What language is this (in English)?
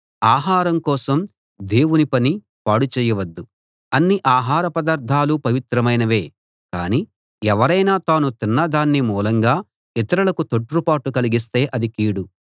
Telugu